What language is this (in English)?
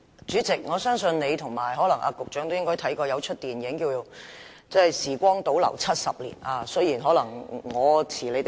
Cantonese